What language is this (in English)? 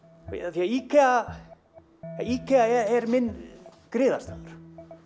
Icelandic